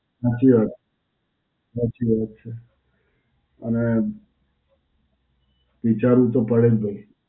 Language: Gujarati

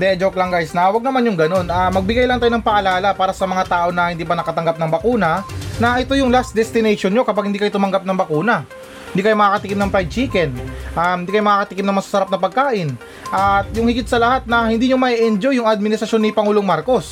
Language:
Filipino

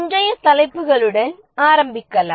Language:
Tamil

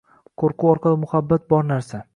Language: Uzbek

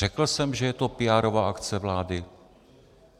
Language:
Czech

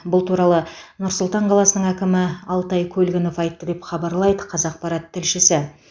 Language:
Kazakh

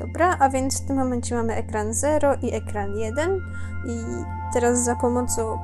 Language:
Polish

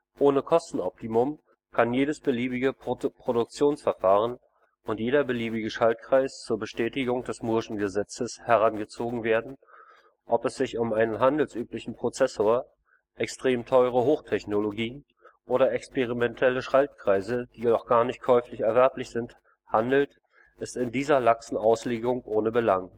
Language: German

